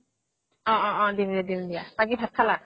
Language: Assamese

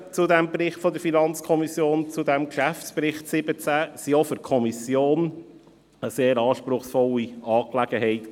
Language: Swiss German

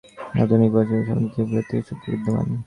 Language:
Bangla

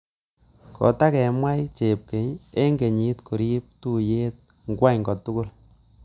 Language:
Kalenjin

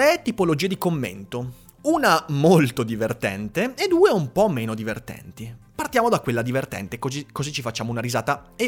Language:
Italian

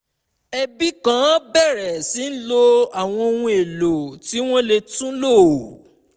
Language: Yoruba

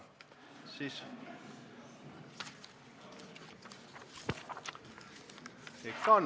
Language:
Estonian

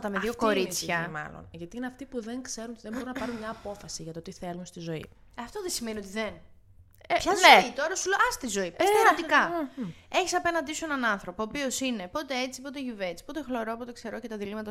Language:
Greek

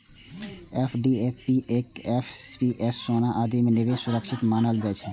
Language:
Maithili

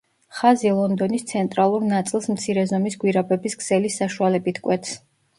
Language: Georgian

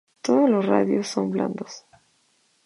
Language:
Spanish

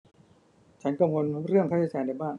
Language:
Thai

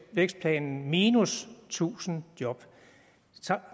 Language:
Danish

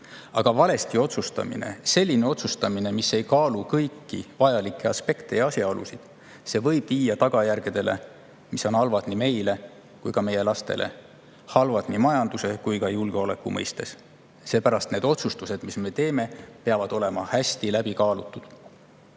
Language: Estonian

